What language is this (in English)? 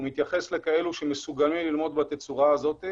Hebrew